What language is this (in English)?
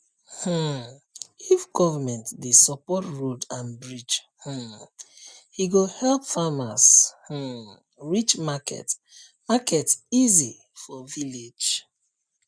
Nigerian Pidgin